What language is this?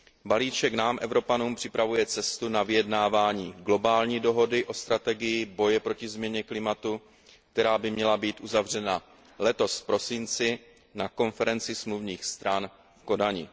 Czech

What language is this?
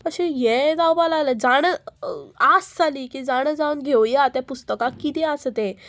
Konkani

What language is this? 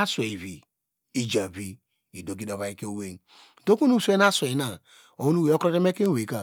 Degema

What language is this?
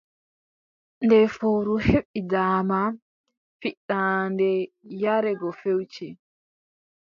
Adamawa Fulfulde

